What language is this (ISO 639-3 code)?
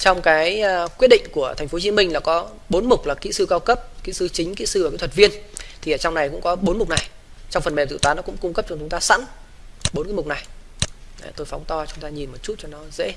vie